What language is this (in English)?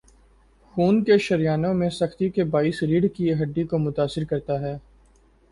Urdu